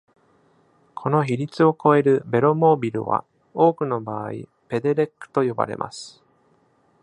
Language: Japanese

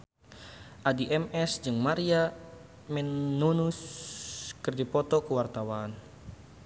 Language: Sundanese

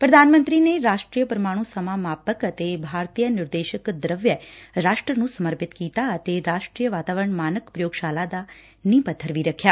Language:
Punjabi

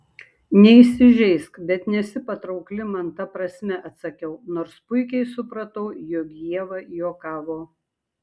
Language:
Lithuanian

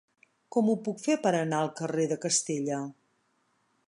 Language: Catalan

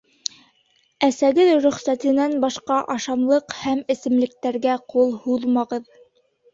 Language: Bashkir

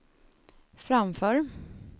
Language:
Swedish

